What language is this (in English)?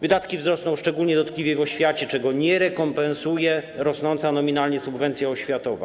Polish